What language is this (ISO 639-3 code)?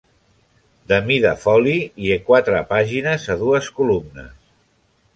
cat